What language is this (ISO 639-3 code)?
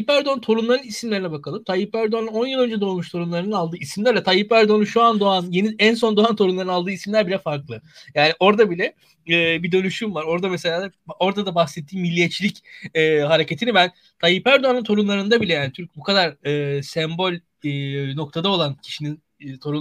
tur